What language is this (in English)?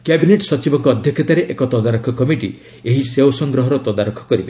Odia